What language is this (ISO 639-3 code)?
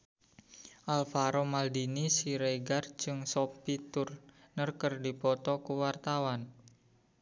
sun